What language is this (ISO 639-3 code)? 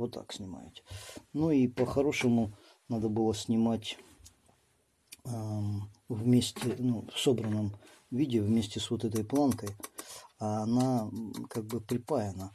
rus